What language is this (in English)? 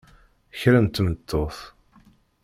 Kabyle